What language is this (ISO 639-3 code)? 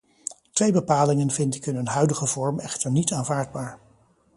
nld